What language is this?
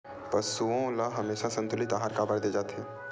Chhattisgarhi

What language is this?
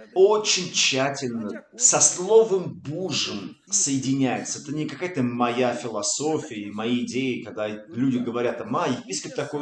Russian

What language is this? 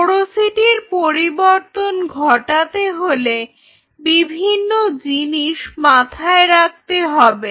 Bangla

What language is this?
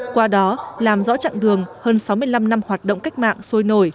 Vietnamese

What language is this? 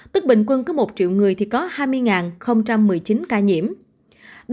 Vietnamese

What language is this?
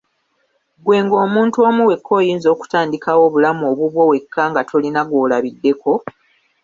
Ganda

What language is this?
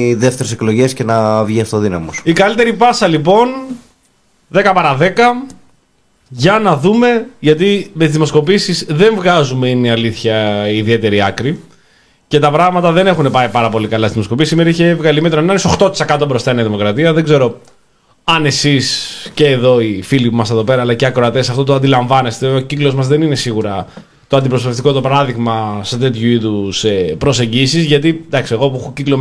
Greek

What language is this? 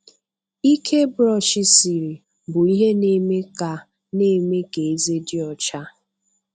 Igbo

